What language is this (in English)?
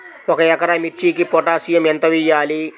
Telugu